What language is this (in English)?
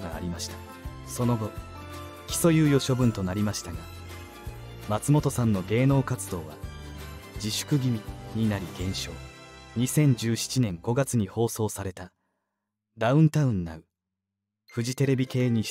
Japanese